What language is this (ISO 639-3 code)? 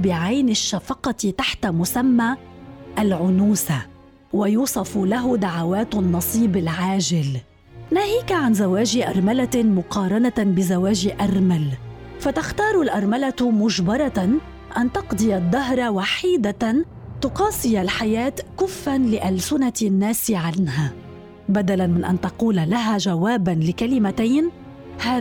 ara